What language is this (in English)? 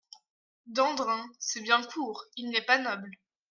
French